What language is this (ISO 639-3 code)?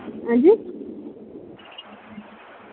doi